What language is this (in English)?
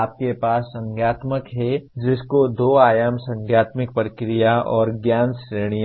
Hindi